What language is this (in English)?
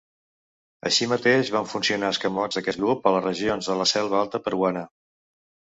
Catalan